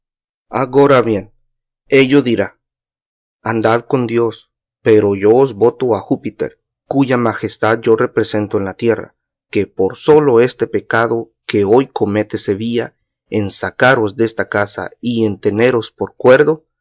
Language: Spanish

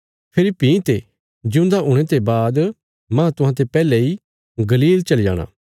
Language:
Bilaspuri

